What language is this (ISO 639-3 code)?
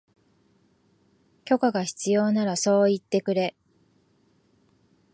jpn